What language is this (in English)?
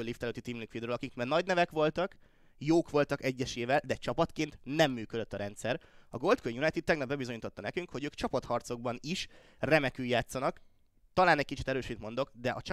Hungarian